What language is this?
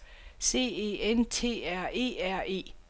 Danish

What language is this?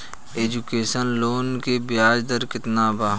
Bhojpuri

